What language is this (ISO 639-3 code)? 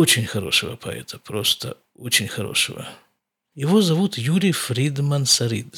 rus